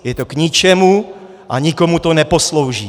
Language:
Czech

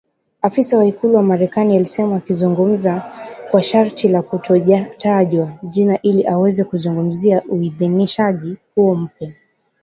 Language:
Swahili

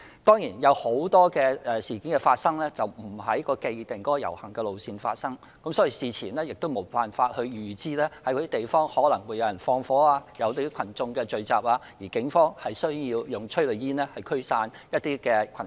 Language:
Cantonese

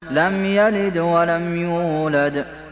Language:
Arabic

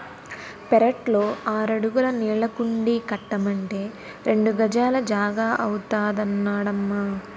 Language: Telugu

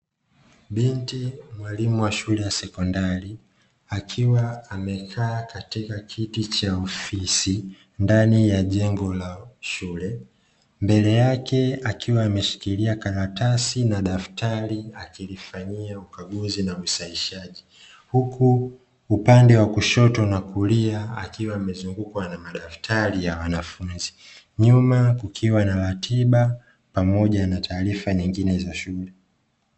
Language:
Swahili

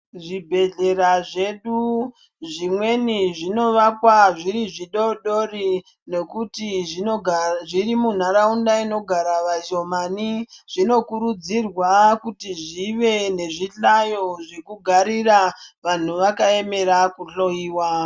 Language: Ndau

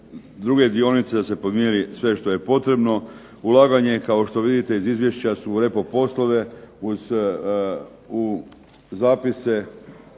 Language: Croatian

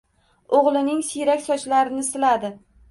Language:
Uzbek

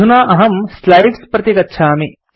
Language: Sanskrit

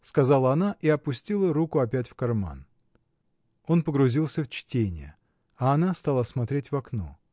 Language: Russian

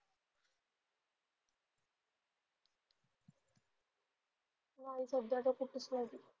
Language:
Marathi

